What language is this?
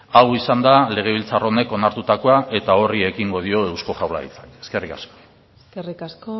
Basque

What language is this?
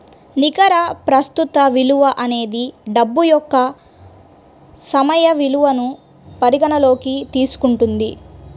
Telugu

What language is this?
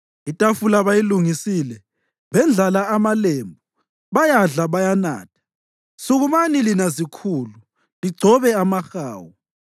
North Ndebele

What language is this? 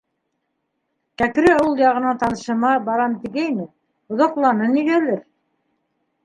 Bashkir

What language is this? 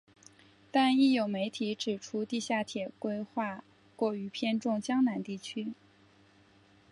Chinese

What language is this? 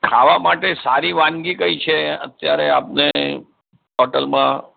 Gujarati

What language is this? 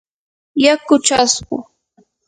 Yanahuanca Pasco Quechua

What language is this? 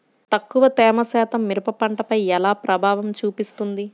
Telugu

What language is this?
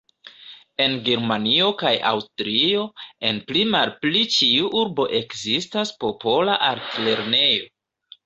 Esperanto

